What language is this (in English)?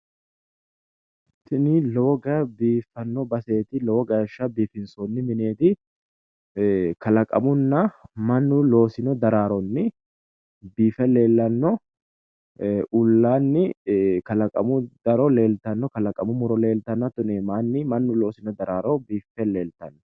Sidamo